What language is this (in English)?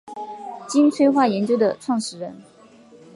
Chinese